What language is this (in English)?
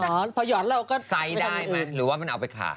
Thai